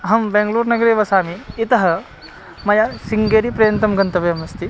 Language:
Sanskrit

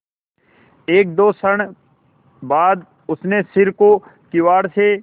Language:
Hindi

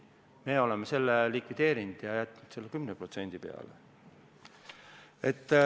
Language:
Estonian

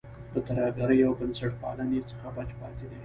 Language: Pashto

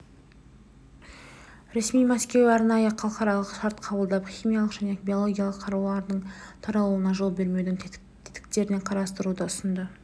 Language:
Kazakh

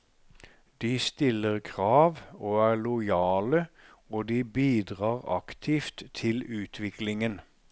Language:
Norwegian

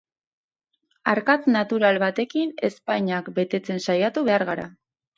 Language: Basque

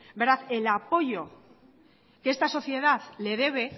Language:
Spanish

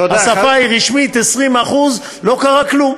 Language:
Hebrew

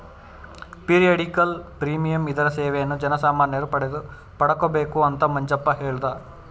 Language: Kannada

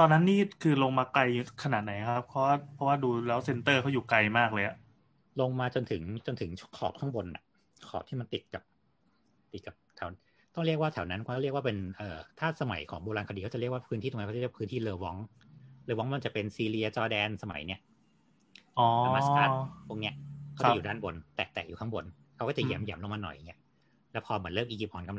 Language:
Thai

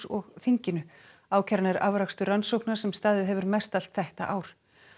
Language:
Icelandic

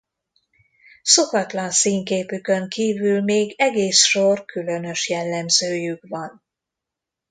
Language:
Hungarian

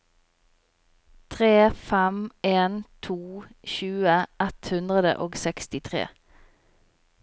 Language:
Norwegian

